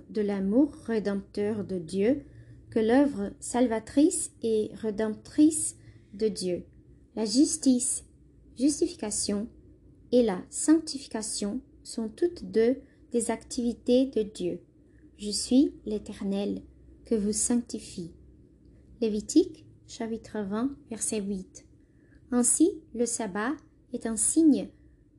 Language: French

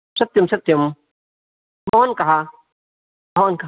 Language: Sanskrit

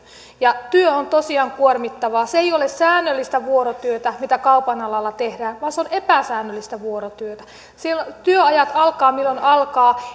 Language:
Finnish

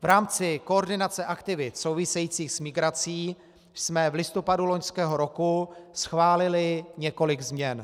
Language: Czech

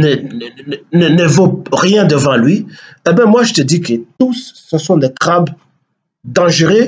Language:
French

